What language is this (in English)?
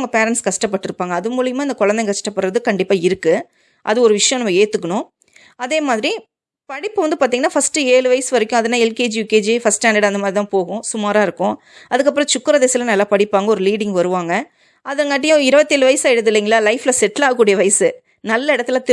Tamil